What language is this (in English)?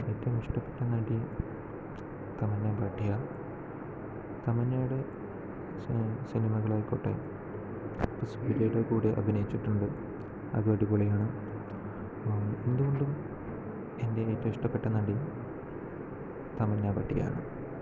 Malayalam